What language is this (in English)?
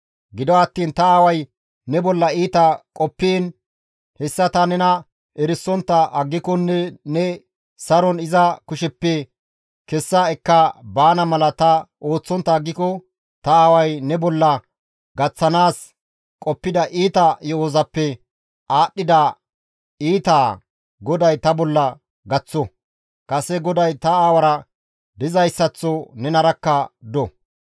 Gamo